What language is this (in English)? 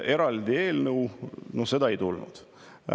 Estonian